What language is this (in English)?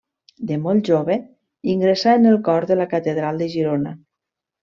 Catalan